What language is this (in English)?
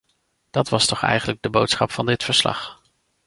Dutch